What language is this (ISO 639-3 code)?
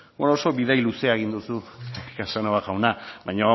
eus